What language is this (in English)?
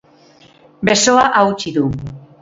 Basque